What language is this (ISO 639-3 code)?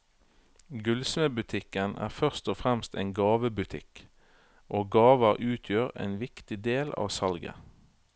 nor